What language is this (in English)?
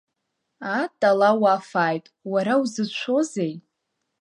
Abkhazian